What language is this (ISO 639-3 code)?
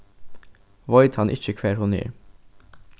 fao